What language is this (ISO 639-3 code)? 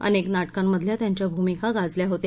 mar